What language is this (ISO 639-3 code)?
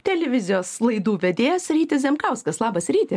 lit